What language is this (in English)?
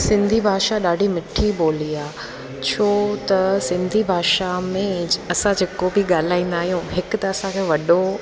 Sindhi